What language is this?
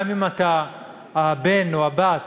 Hebrew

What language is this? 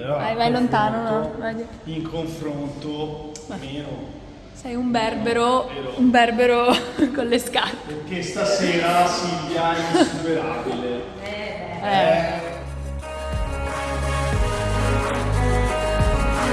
Italian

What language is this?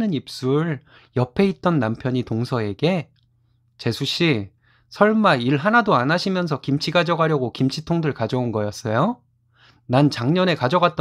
Korean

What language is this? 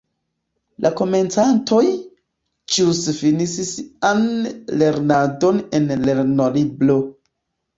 Esperanto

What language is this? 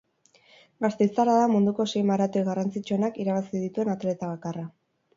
Basque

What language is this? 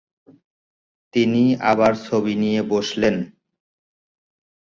Bangla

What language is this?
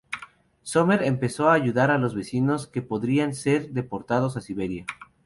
Spanish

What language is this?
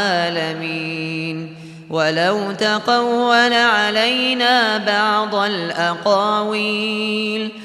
Arabic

